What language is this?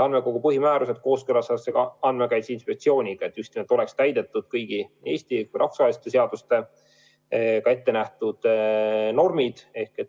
Estonian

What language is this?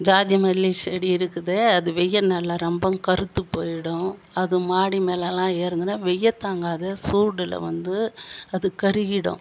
Tamil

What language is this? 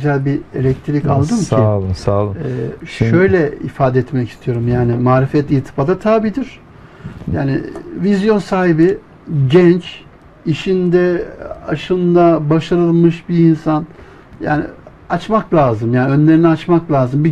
Turkish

